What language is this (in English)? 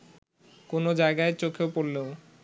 Bangla